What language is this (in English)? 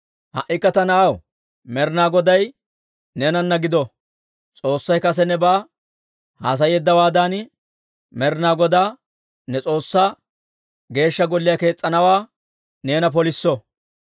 Dawro